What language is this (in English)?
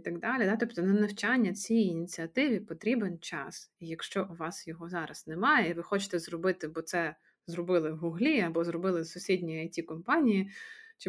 Ukrainian